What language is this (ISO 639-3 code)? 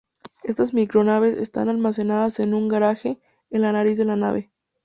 spa